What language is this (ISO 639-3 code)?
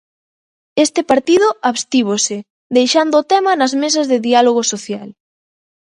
glg